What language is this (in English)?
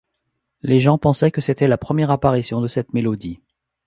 French